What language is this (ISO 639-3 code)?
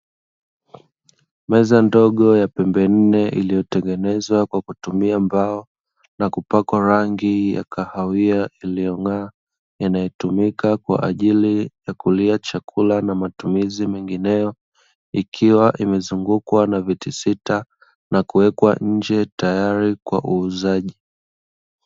swa